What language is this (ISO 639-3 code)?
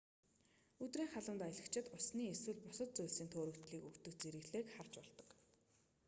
mon